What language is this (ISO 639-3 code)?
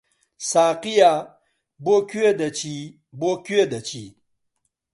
ckb